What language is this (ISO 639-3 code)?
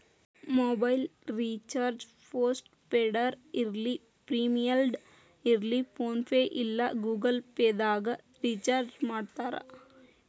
kan